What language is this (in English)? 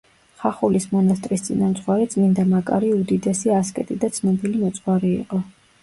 Georgian